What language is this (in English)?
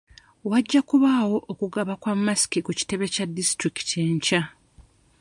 Ganda